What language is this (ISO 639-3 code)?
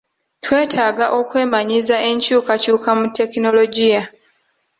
lug